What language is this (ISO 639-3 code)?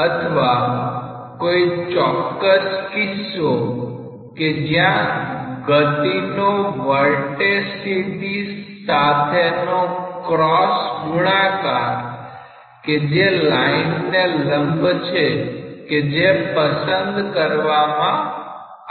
guj